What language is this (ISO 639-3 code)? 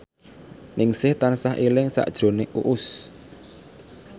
jav